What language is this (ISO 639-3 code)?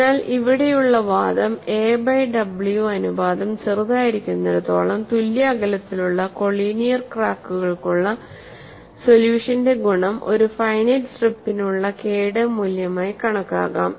mal